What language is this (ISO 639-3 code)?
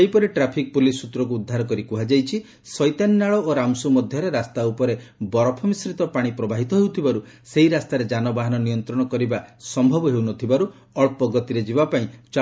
ori